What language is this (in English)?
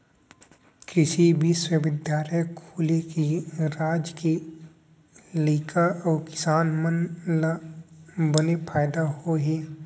Chhattisgarhi